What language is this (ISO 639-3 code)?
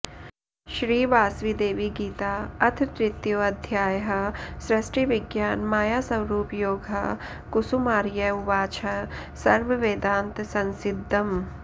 san